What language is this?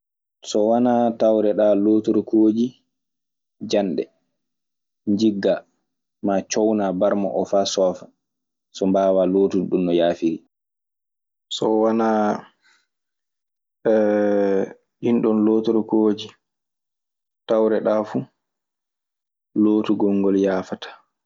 Maasina Fulfulde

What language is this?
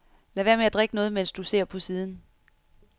Danish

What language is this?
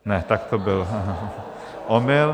Czech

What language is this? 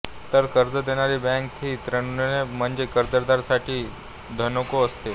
Marathi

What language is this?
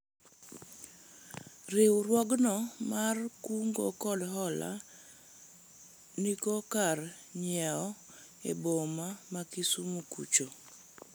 Luo (Kenya and Tanzania)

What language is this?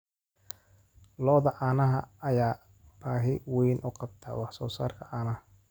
Somali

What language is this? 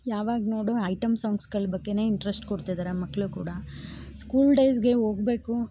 Kannada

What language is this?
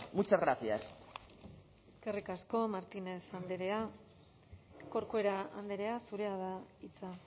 Basque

